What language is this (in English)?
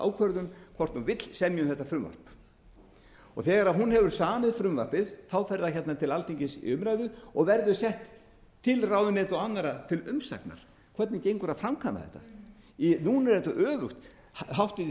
Icelandic